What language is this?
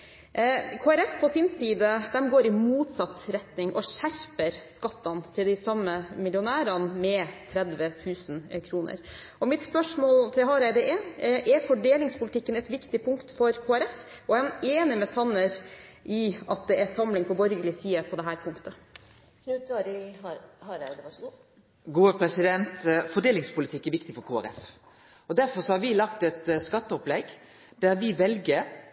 Norwegian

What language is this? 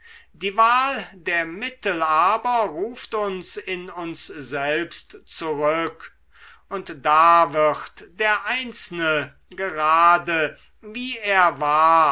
German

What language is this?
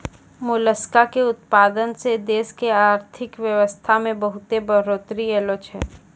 Maithili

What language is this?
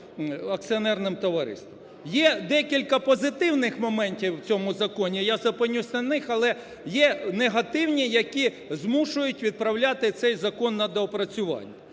Ukrainian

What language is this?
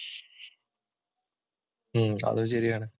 Malayalam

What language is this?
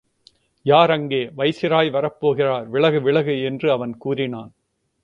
Tamil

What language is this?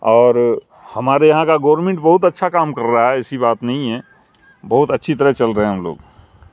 Urdu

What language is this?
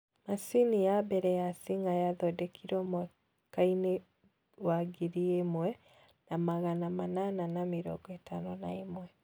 Kikuyu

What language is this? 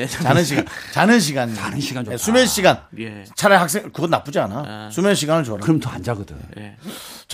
Korean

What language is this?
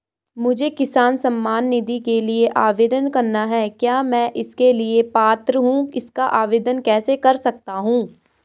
Hindi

